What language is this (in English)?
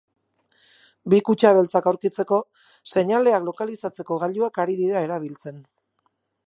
Basque